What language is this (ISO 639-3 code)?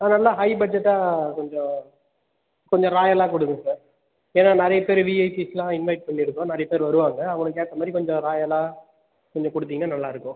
tam